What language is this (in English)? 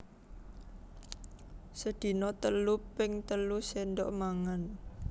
Javanese